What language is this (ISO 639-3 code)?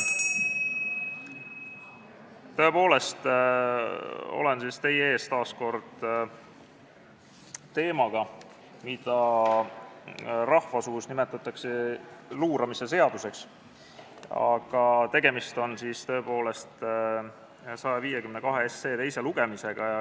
est